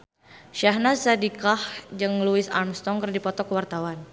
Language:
Sundanese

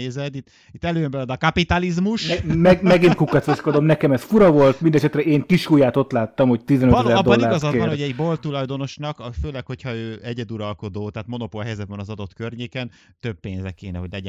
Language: Hungarian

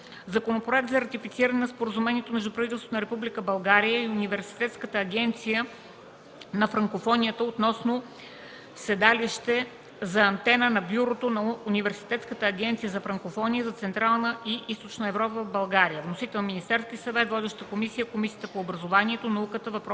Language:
Bulgarian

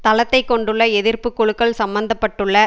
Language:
Tamil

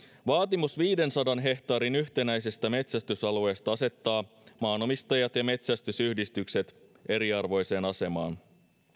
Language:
Finnish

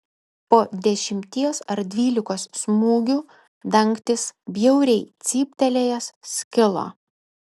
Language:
Lithuanian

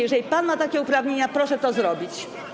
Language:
Polish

